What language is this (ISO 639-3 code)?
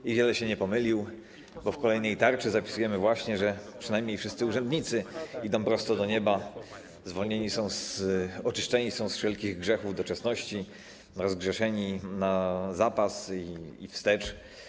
pol